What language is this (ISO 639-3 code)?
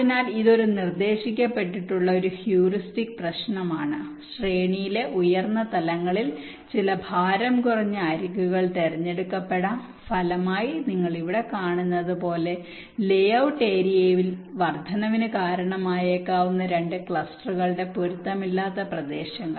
mal